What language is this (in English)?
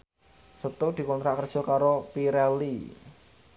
Javanese